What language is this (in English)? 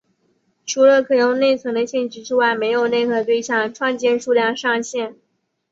Chinese